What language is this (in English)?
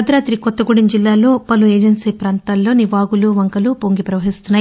Telugu